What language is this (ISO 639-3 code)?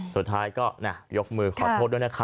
tha